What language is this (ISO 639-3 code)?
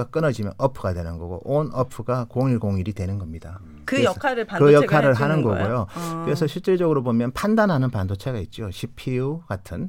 kor